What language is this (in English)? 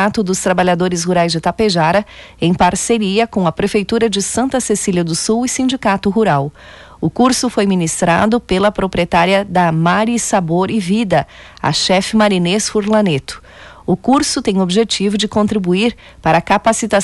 Portuguese